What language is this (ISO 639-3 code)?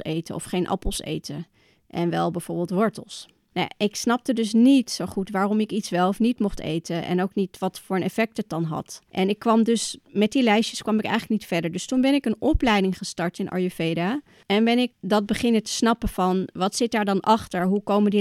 nld